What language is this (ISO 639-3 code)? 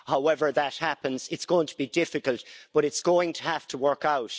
eng